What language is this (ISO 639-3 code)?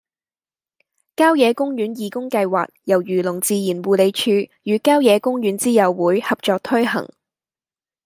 yue